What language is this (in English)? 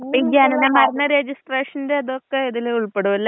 Malayalam